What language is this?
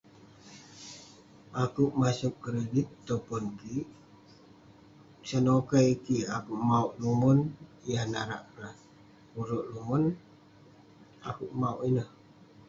Western Penan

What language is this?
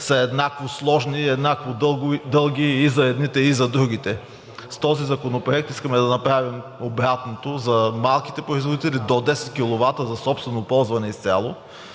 Bulgarian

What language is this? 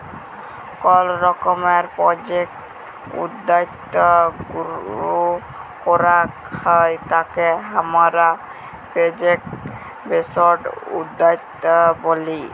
Bangla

